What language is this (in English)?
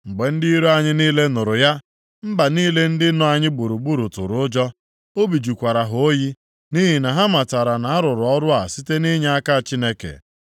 Igbo